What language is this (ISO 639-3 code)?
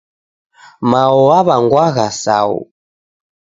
dav